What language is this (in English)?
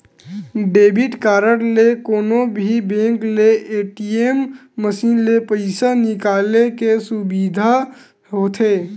Chhattisgarhi